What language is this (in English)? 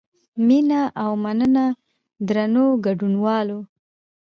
Pashto